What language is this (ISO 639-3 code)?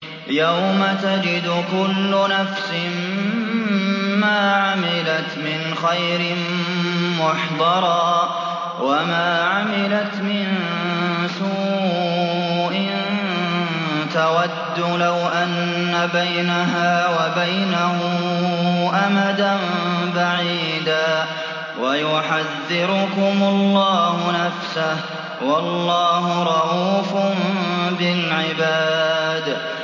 ara